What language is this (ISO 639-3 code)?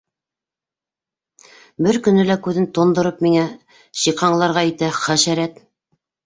bak